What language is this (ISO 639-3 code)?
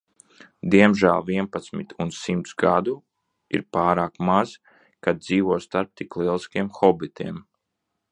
lav